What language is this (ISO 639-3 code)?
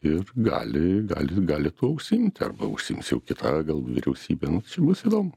lit